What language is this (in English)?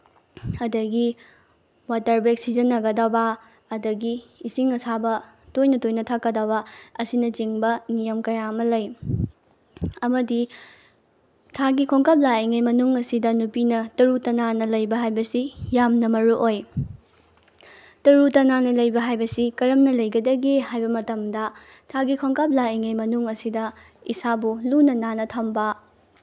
Manipuri